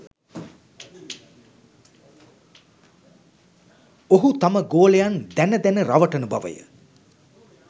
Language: Sinhala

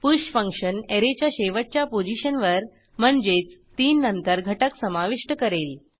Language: Marathi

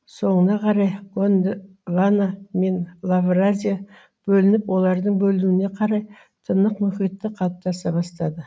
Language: Kazakh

